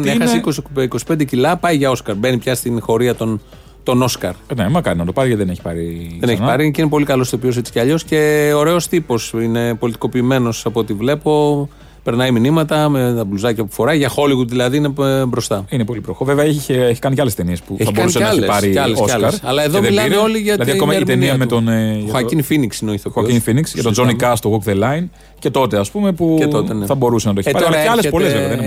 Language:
Greek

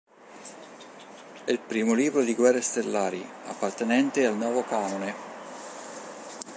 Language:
Italian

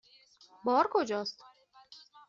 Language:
Persian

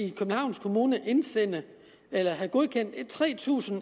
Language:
Danish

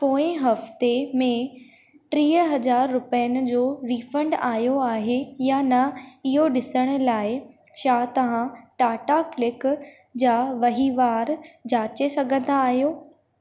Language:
Sindhi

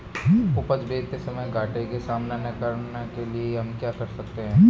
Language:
Hindi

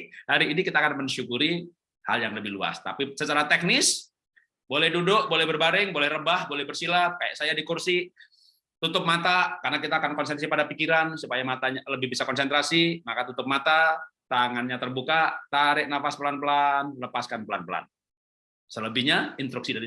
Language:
Indonesian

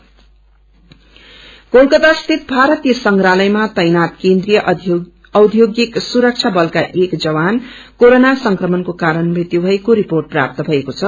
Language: Nepali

